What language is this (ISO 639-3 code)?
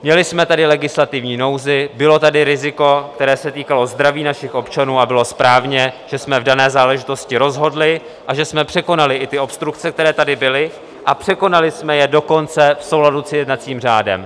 ces